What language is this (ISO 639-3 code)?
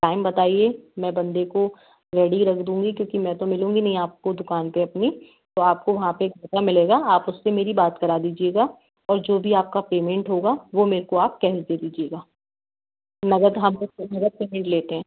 hin